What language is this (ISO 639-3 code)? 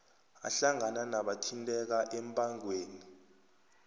nbl